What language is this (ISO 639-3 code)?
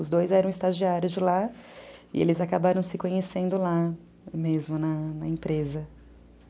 por